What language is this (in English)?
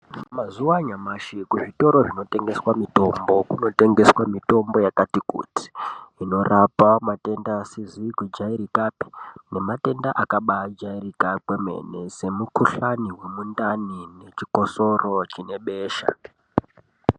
Ndau